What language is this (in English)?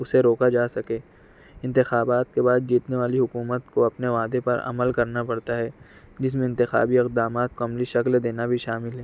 Urdu